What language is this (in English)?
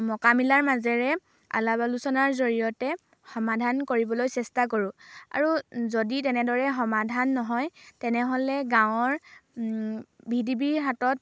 Assamese